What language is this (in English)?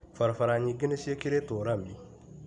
Kikuyu